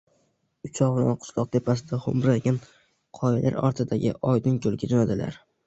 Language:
Uzbek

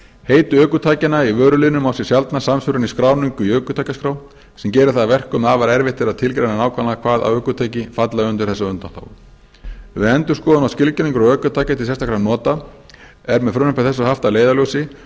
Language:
Icelandic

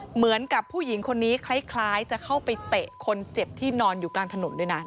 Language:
Thai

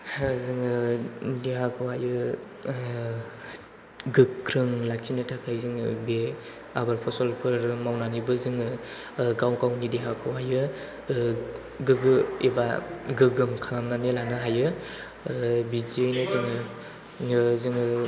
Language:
Bodo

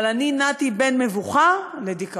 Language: Hebrew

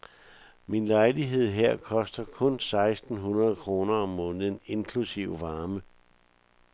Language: Danish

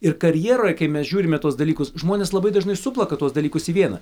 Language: Lithuanian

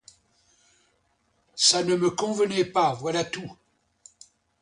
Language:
French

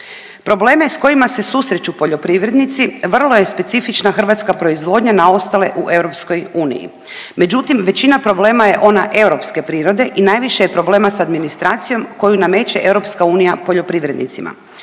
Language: Croatian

